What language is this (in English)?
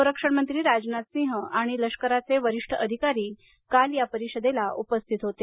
Marathi